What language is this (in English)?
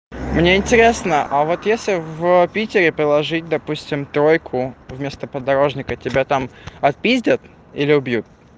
Russian